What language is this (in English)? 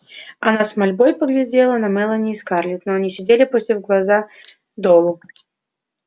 Russian